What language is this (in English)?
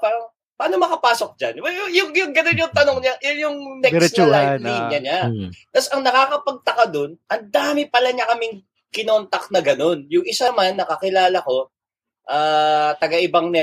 Filipino